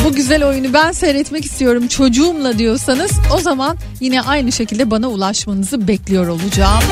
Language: Turkish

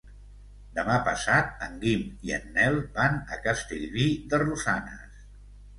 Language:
Catalan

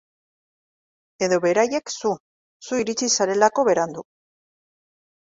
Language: Basque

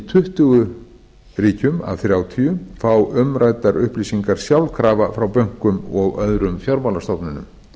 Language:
Icelandic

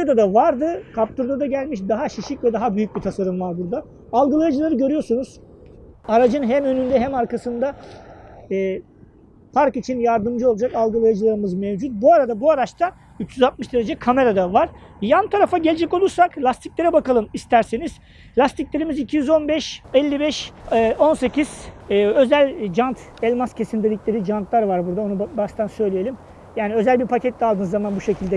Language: Turkish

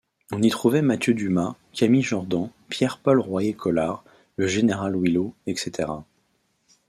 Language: French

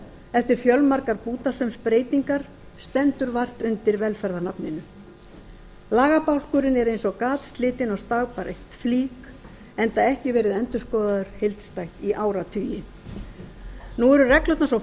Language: Icelandic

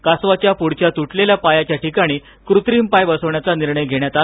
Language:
Marathi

